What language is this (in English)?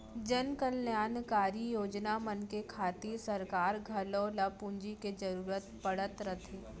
Chhattisgarhi